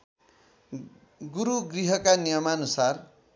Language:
Nepali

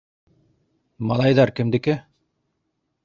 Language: Bashkir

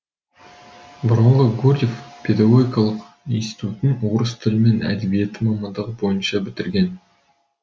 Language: Kazakh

